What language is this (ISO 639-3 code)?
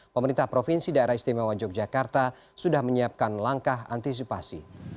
ind